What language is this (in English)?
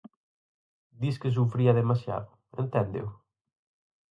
Galician